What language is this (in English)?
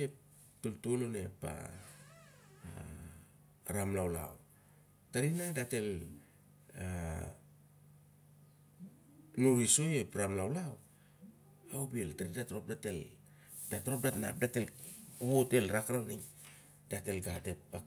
Siar-Lak